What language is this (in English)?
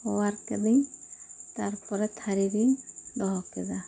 Santali